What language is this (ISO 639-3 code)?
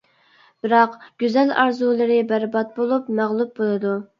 uig